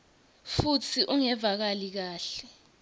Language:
Swati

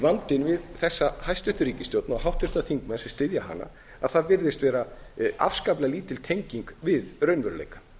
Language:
Icelandic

